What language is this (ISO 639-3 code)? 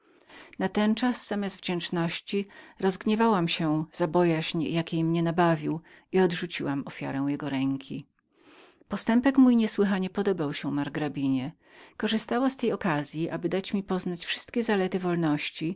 pol